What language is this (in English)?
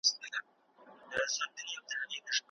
Pashto